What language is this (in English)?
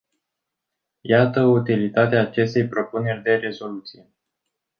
Romanian